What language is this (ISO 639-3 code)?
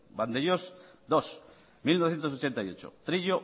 eus